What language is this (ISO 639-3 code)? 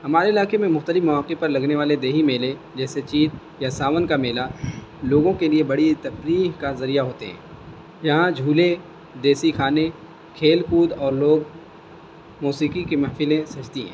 urd